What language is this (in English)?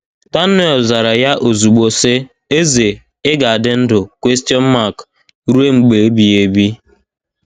Igbo